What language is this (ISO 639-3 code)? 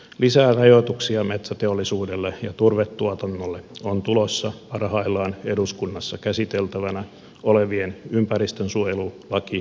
fin